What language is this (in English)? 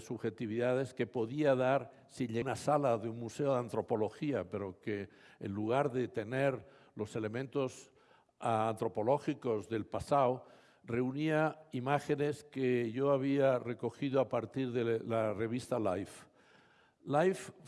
Spanish